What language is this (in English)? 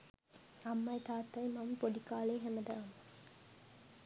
Sinhala